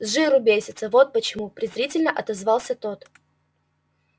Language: Russian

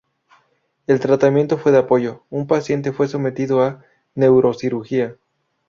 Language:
Spanish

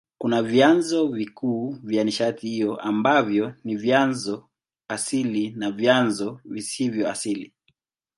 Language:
Swahili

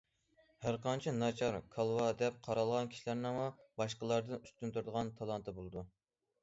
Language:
Uyghur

